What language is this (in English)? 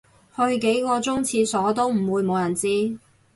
Cantonese